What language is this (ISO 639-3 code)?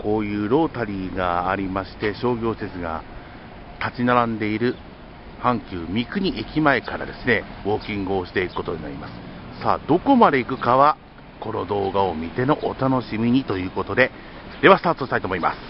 jpn